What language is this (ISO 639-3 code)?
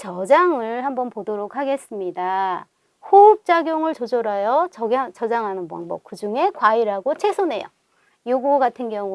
kor